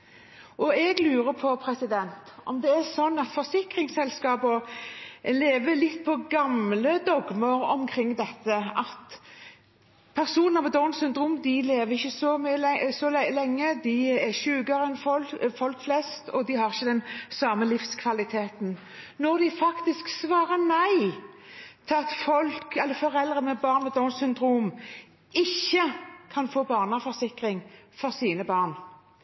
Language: Norwegian Bokmål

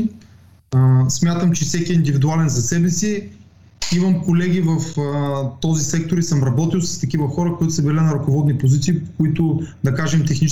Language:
Bulgarian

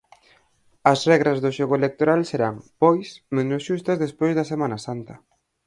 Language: Galician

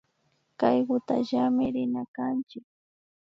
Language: Imbabura Highland Quichua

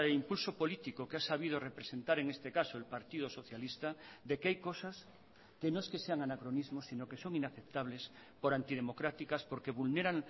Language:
Spanish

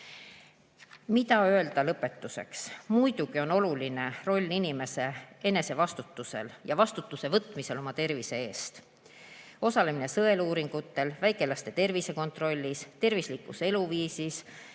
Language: Estonian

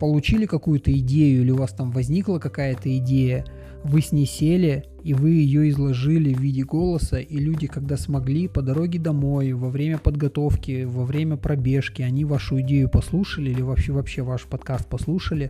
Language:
Russian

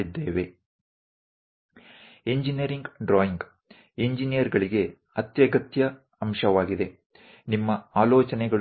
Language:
Gujarati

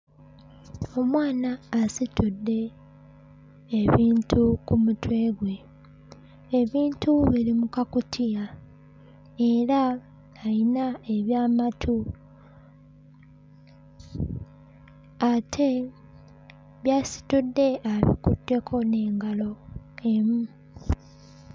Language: Ganda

